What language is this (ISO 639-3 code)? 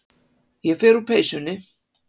isl